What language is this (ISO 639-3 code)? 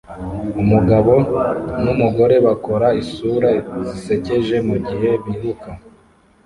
kin